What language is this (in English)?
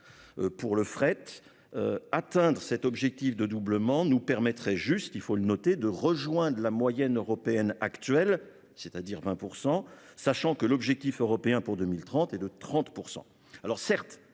French